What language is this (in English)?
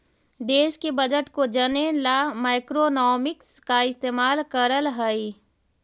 Magahi